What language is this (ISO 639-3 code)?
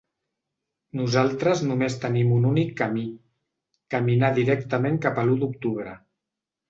cat